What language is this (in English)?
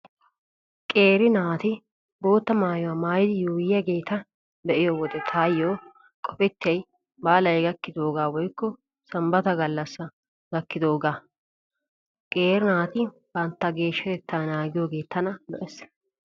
Wolaytta